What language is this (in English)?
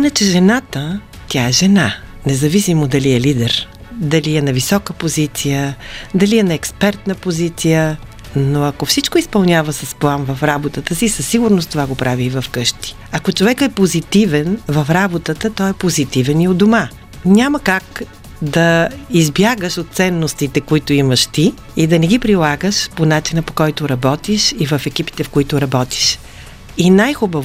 Bulgarian